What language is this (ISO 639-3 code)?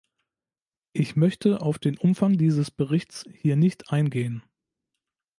deu